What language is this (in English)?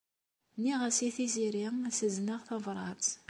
Kabyle